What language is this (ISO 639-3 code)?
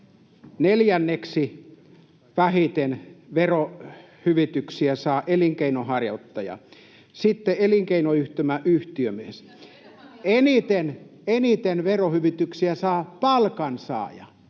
fin